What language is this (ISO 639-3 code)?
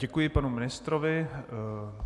ces